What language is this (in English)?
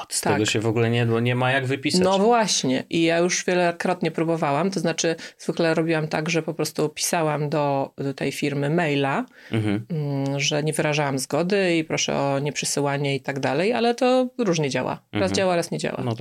Polish